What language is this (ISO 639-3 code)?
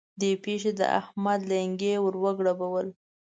pus